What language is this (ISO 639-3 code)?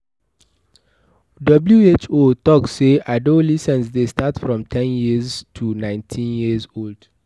pcm